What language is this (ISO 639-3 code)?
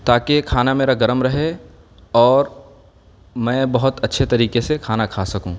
urd